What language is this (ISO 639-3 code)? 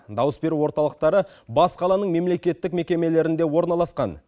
kaz